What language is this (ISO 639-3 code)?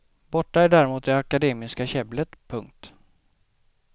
swe